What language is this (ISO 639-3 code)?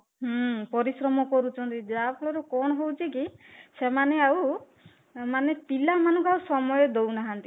ori